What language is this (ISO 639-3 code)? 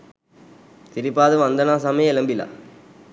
sin